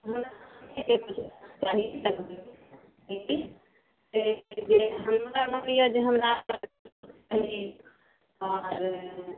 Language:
Maithili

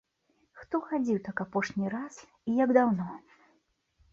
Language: Belarusian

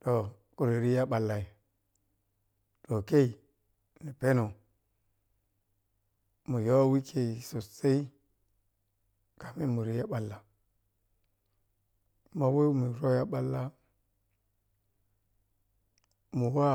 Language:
Piya-Kwonci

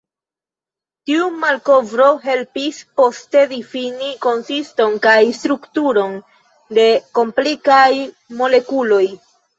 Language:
Esperanto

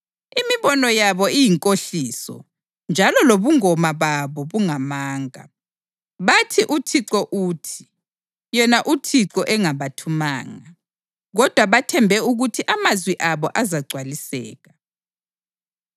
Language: North Ndebele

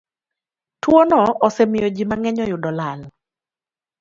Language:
Luo (Kenya and Tanzania)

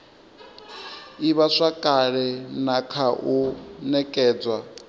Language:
Venda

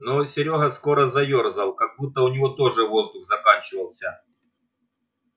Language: Russian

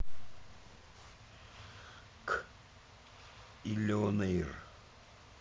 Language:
Russian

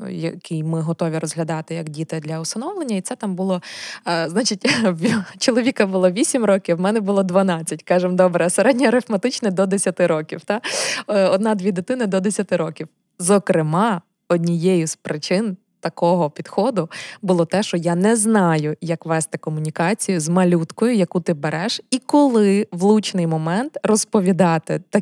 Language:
Ukrainian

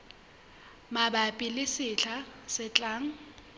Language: Southern Sotho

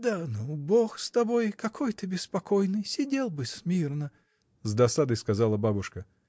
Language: Russian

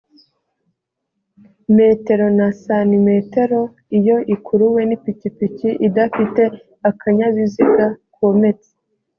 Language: Kinyarwanda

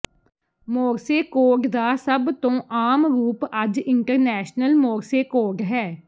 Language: Punjabi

